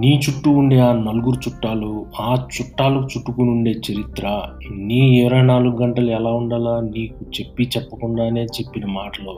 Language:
Telugu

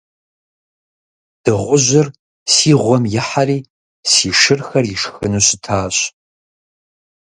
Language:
Kabardian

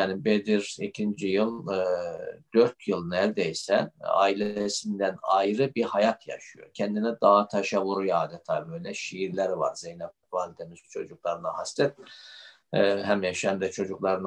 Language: Turkish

